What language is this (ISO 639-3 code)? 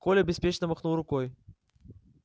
rus